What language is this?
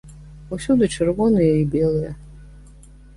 Belarusian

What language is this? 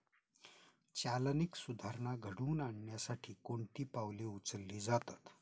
Marathi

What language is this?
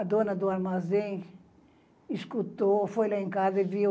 Portuguese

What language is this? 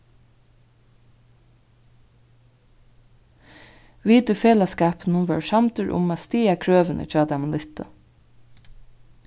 Faroese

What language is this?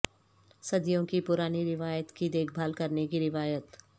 Urdu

